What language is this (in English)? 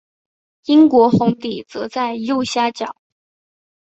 Chinese